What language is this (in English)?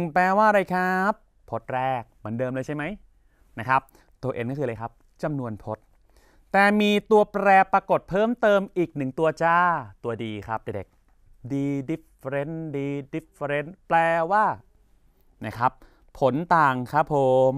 Thai